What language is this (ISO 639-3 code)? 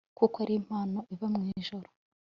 kin